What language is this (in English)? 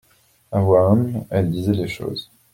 French